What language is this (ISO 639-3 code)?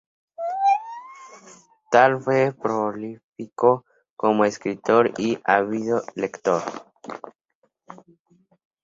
spa